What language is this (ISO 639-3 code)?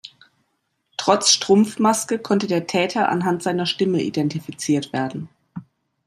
deu